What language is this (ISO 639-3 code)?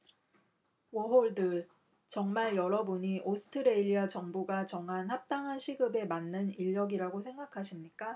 kor